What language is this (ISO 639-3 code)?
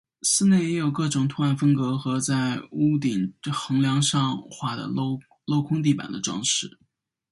zho